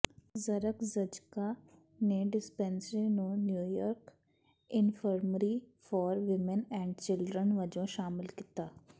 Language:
Punjabi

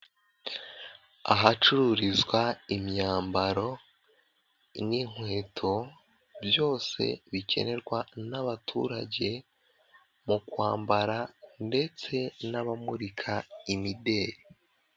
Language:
Kinyarwanda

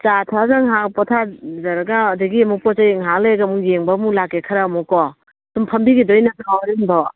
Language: Manipuri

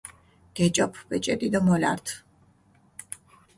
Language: Mingrelian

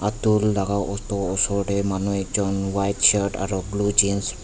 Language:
Naga Pidgin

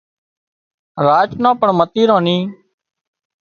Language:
Wadiyara Koli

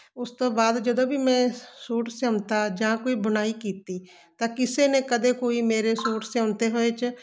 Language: Punjabi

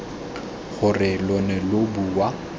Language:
Tswana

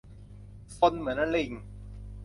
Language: Thai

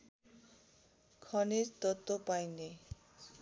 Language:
Nepali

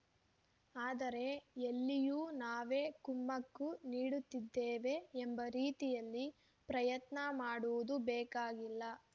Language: Kannada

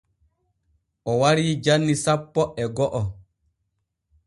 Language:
Borgu Fulfulde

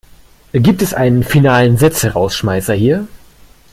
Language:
German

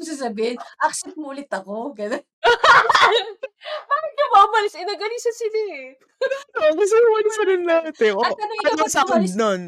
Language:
Filipino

